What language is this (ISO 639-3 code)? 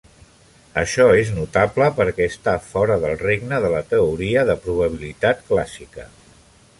cat